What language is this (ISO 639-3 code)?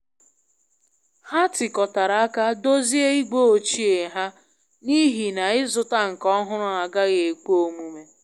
ibo